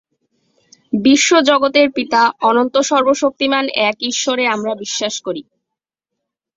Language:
Bangla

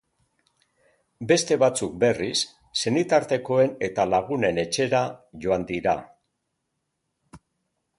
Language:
Basque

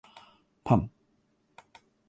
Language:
Japanese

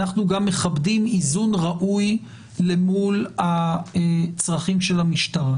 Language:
Hebrew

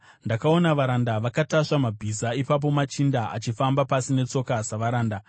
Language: Shona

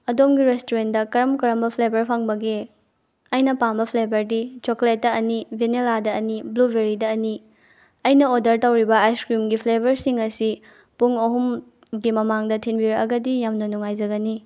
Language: Manipuri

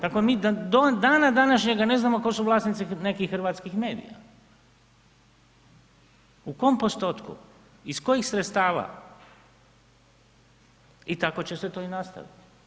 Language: Croatian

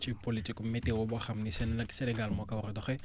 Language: Wolof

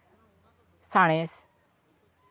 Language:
Santali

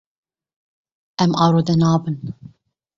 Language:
Kurdish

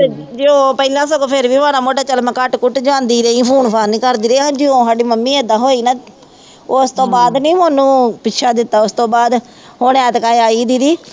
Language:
Punjabi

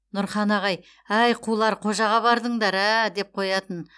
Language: Kazakh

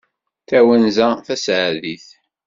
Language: Kabyle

